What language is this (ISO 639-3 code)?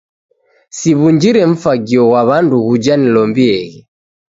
dav